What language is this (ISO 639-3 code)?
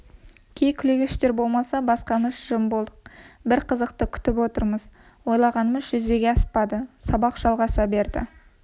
kaz